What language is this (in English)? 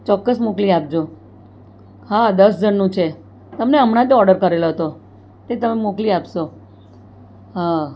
Gujarati